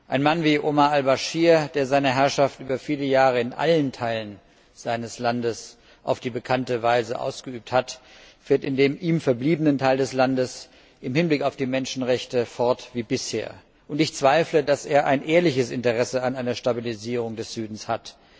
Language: German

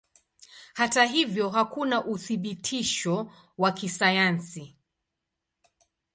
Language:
Swahili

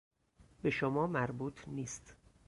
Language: Persian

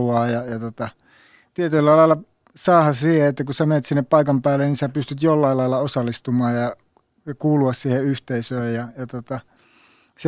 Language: Finnish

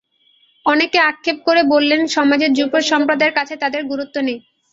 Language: Bangla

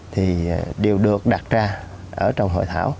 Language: Vietnamese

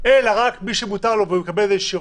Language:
Hebrew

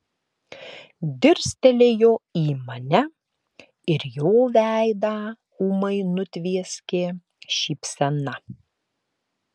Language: Lithuanian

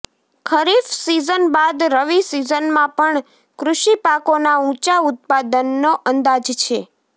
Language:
Gujarati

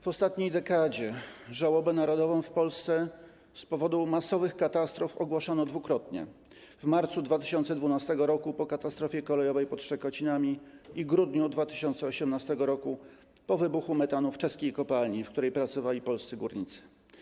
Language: Polish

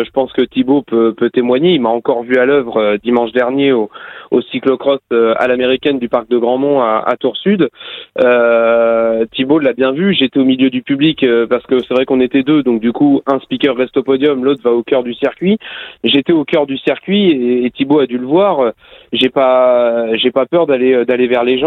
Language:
French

